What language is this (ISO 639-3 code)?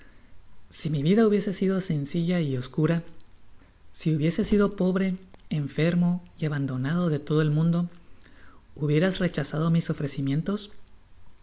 spa